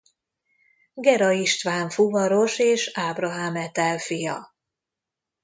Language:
Hungarian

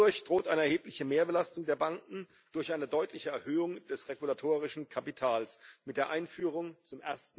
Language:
German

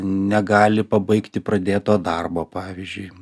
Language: Lithuanian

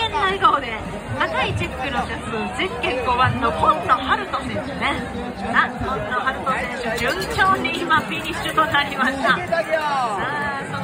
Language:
Japanese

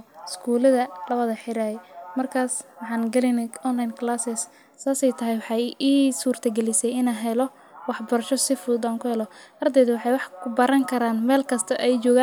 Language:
Somali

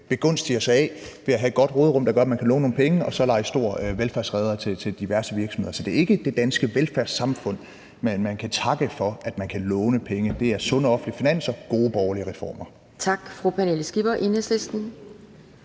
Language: Danish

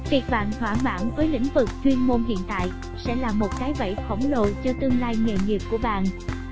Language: Vietnamese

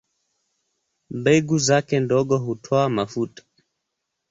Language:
Swahili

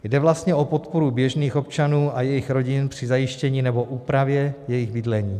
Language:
Czech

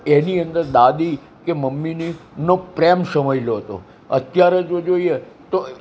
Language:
Gujarati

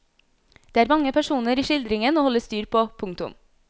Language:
Norwegian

